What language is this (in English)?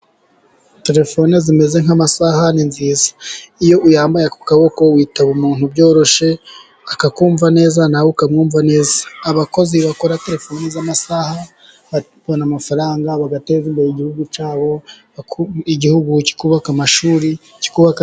Kinyarwanda